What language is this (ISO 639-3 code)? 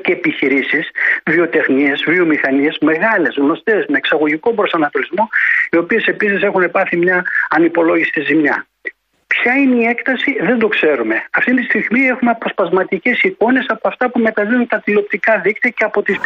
ell